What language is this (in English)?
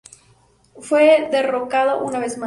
Spanish